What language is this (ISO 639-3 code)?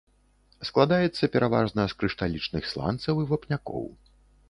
bel